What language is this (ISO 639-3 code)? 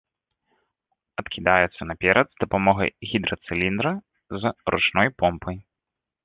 bel